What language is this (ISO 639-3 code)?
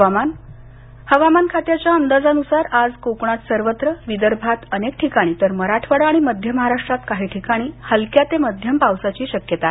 mar